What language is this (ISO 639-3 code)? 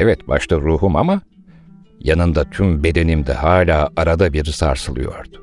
tur